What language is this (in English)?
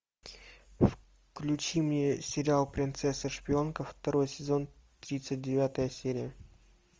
Russian